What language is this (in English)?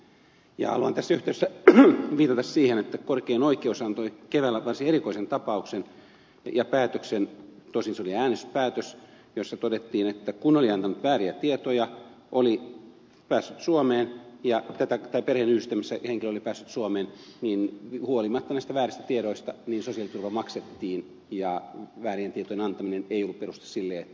Finnish